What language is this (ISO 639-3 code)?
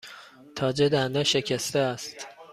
fas